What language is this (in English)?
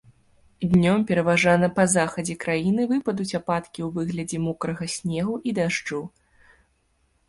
Belarusian